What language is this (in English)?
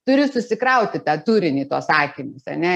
Lithuanian